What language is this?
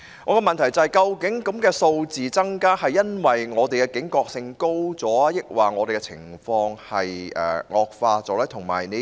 Cantonese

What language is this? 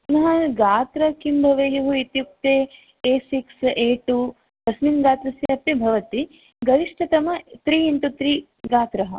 Sanskrit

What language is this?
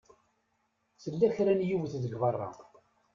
Kabyle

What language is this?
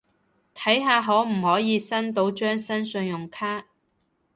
Cantonese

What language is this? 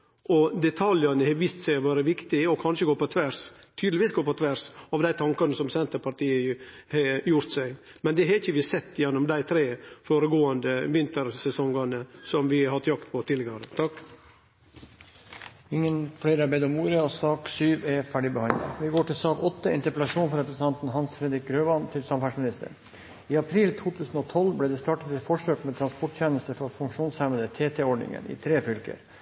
Norwegian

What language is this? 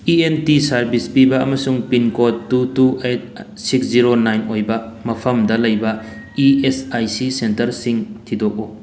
Manipuri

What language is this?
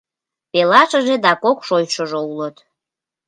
Mari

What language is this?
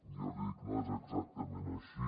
Catalan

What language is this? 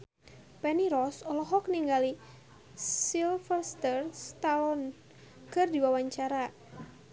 Sundanese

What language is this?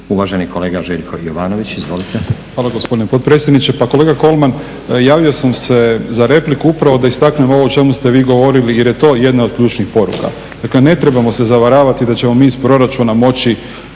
Croatian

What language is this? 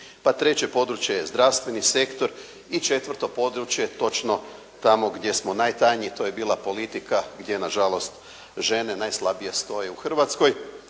Croatian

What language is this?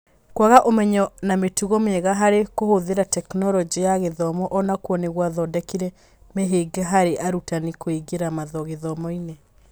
Kikuyu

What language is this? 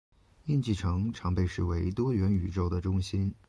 Chinese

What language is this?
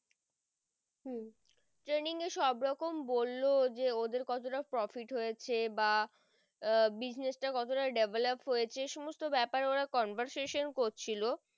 Bangla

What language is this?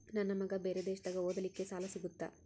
Kannada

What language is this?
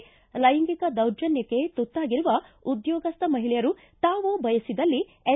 Kannada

